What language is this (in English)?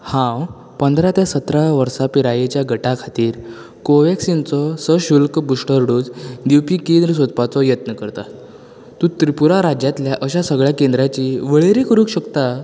Konkani